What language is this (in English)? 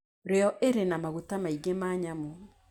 Kikuyu